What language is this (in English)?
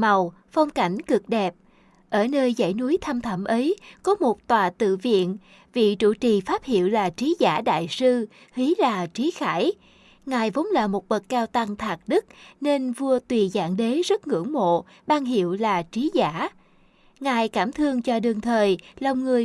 Vietnamese